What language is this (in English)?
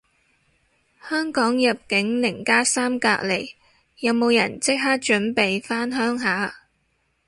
Cantonese